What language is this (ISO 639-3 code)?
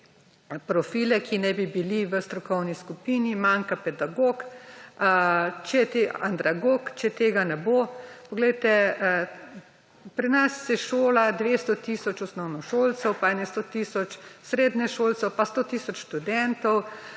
slv